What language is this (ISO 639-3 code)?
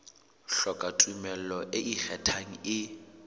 sot